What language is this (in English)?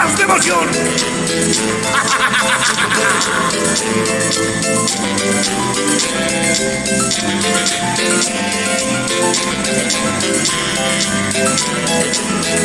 Spanish